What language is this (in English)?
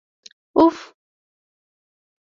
Pashto